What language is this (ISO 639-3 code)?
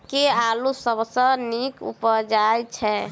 mai